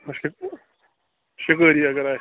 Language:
Kashmiri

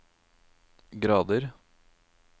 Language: Norwegian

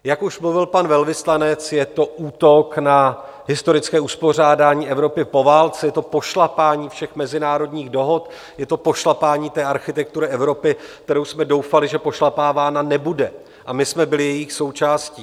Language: Czech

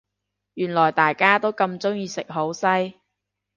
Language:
Cantonese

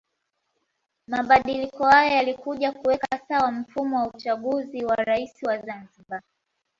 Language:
Swahili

